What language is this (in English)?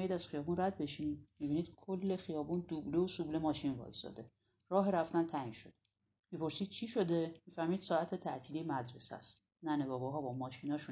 Persian